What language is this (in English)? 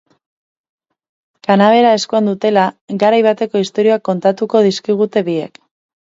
Basque